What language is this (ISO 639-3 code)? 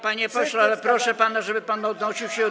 pol